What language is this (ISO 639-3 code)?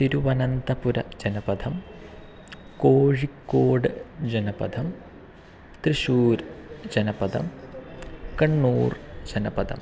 san